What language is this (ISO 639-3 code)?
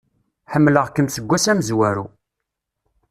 kab